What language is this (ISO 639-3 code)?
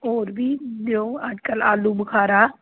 doi